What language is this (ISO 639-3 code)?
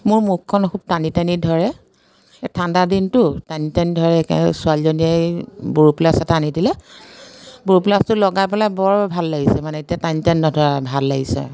asm